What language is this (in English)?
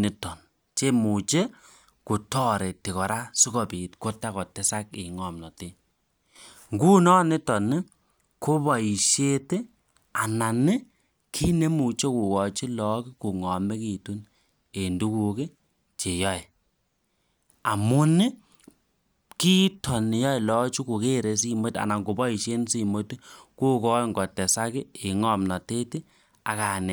Kalenjin